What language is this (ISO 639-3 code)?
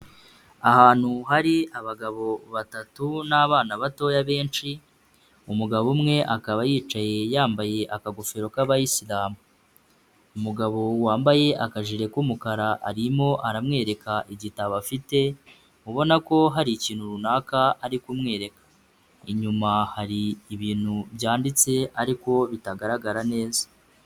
kin